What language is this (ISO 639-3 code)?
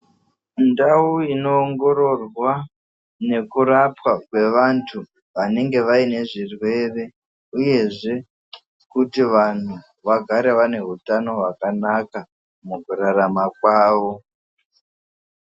ndc